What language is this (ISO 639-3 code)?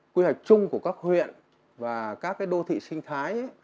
vie